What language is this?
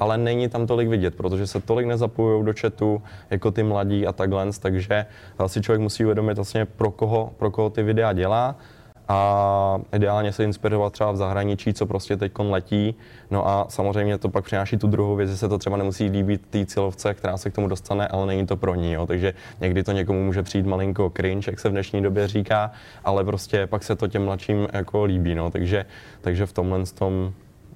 Czech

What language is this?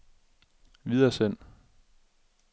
Danish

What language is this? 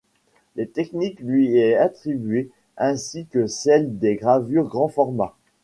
French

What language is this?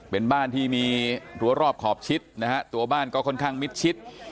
Thai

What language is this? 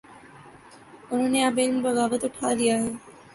Urdu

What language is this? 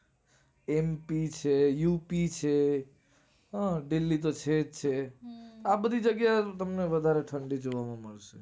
Gujarati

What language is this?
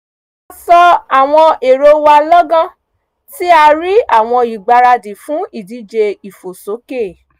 Yoruba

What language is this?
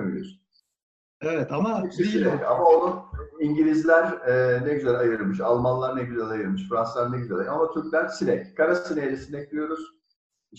Turkish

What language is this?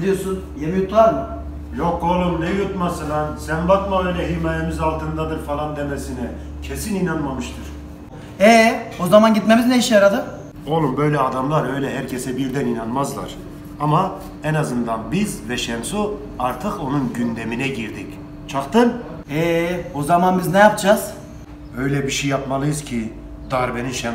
Turkish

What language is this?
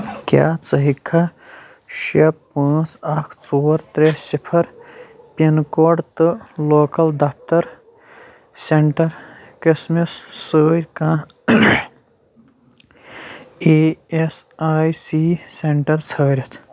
Kashmiri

